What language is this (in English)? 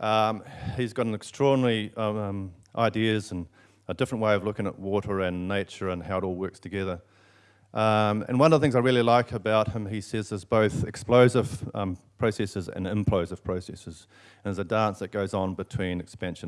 English